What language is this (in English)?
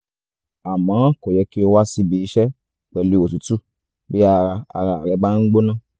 Yoruba